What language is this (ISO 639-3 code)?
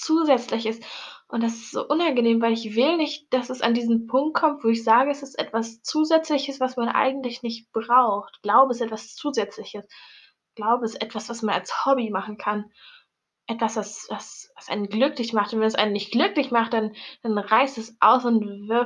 deu